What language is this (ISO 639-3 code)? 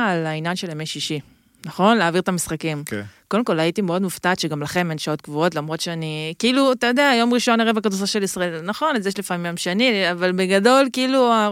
heb